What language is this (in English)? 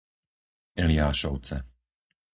Slovak